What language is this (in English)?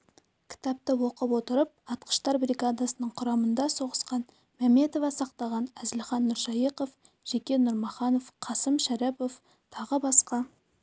Kazakh